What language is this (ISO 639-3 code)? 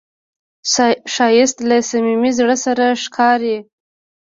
pus